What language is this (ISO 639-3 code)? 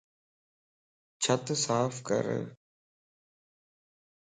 lss